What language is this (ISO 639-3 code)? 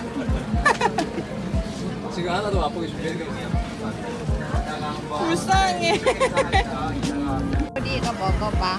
kor